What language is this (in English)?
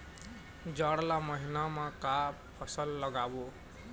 Chhattisgarhi